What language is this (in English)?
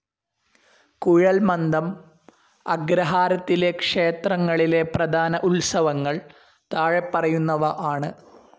Malayalam